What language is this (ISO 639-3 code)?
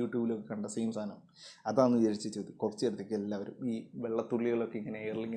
mal